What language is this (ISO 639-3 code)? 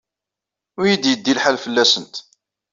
kab